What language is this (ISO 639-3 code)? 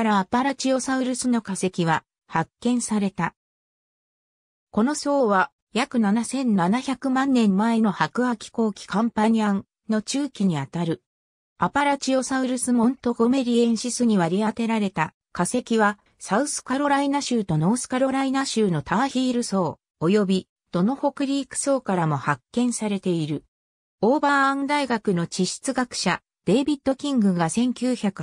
jpn